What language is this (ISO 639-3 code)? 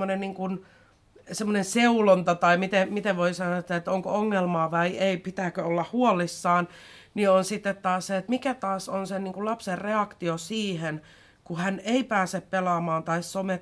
fin